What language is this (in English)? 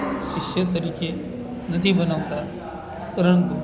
Gujarati